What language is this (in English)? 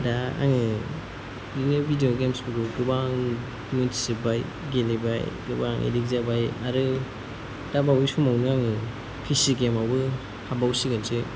Bodo